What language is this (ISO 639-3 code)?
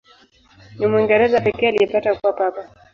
swa